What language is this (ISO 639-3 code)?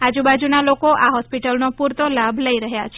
guj